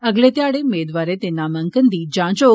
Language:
Dogri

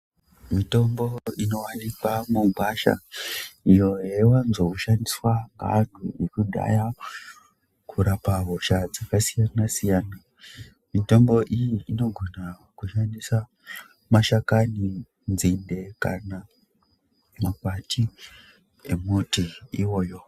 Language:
Ndau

